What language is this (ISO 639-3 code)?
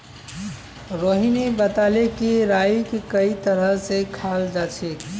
mag